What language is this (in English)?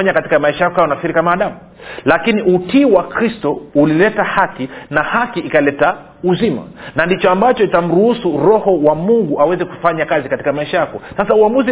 Swahili